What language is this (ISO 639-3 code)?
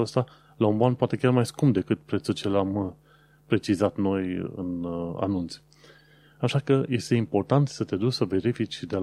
ron